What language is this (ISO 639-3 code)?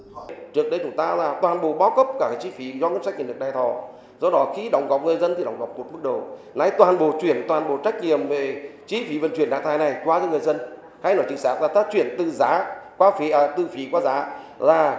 vie